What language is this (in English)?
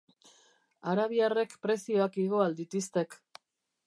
Basque